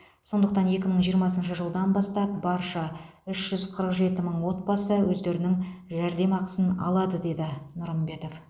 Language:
Kazakh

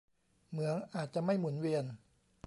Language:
Thai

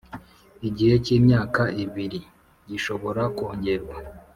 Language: Kinyarwanda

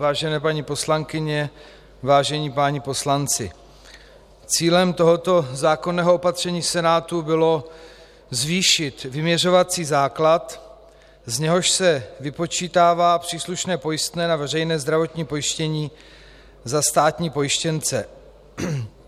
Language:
Czech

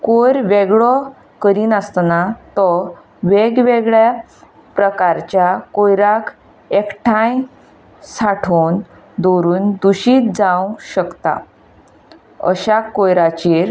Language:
Konkani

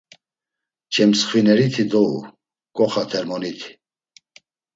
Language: Laz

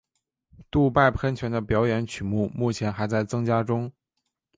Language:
Chinese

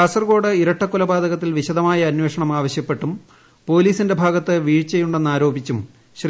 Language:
Malayalam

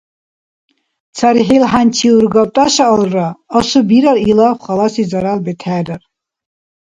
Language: Dargwa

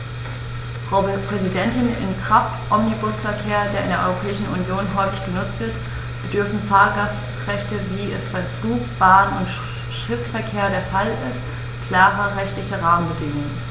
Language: German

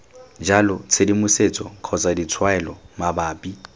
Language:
Tswana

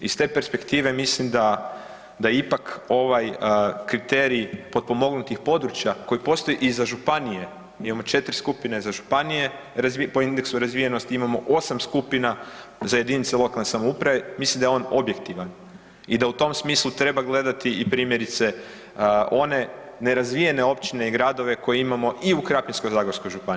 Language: Croatian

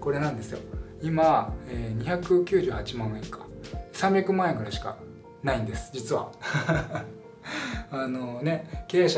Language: Japanese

